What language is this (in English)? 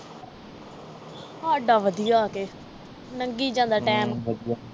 Punjabi